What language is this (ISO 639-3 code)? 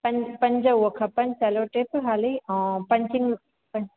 snd